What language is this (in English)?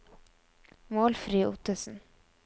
Norwegian